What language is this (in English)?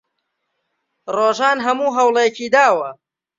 Central Kurdish